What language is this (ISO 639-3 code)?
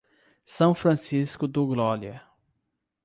por